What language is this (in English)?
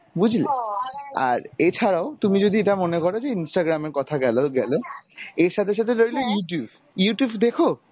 Bangla